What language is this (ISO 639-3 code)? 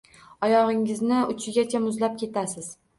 uzb